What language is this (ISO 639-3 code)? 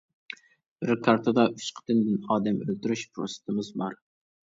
uig